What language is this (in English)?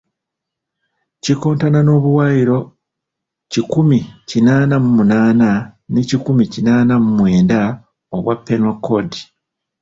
Ganda